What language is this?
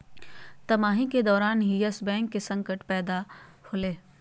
Magahi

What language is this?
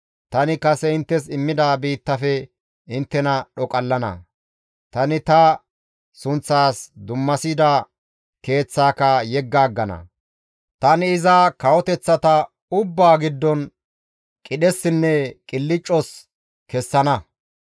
Gamo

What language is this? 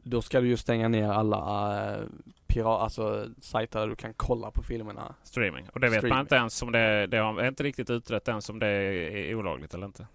Swedish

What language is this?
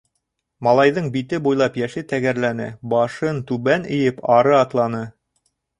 Bashkir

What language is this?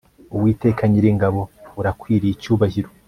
Kinyarwanda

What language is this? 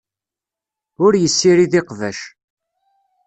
Kabyle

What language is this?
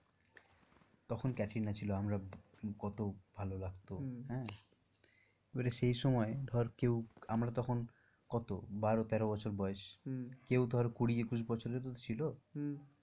Bangla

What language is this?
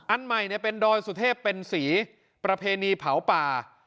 Thai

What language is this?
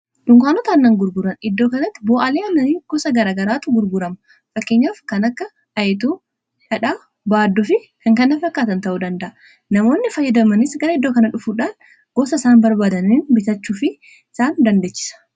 Oromo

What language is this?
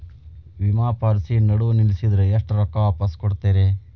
Kannada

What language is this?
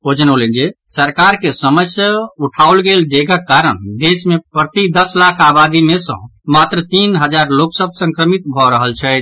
Maithili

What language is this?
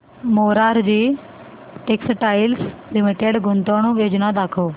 Marathi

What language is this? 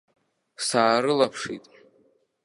Abkhazian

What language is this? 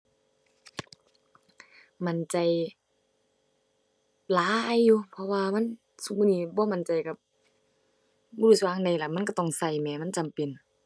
Thai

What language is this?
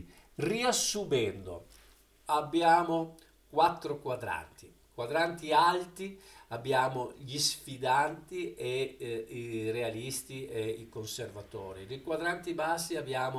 Italian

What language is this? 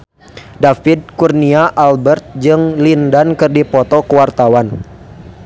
Sundanese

